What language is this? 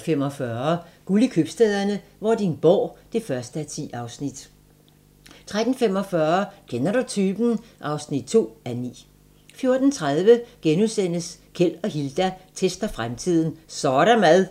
Danish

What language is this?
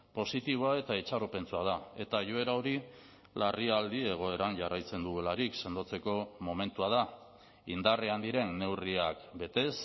Basque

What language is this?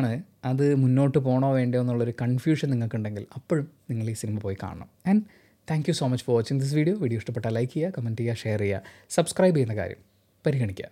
Malayalam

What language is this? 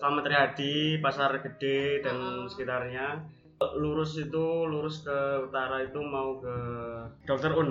Indonesian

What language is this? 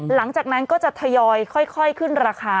Thai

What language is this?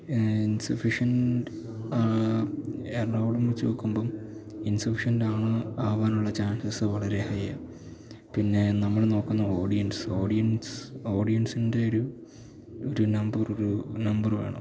Malayalam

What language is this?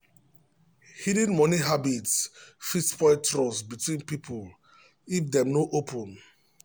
Nigerian Pidgin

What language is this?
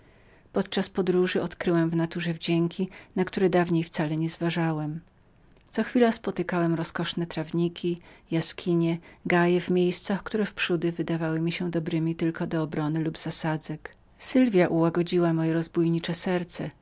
Polish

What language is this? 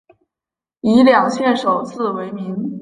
Chinese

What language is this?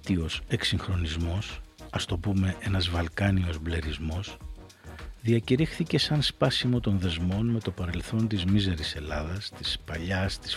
Greek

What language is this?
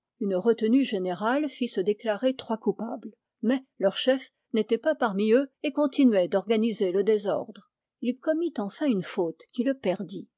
French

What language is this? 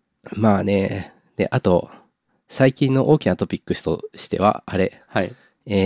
Japanese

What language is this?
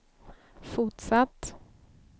Swedish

